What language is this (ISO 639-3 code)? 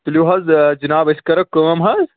kas